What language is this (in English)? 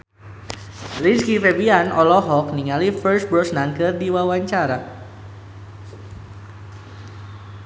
Sundanese